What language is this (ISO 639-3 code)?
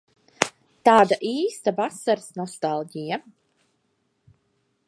lav